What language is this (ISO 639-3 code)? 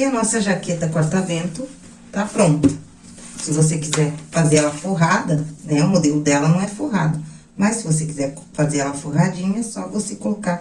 por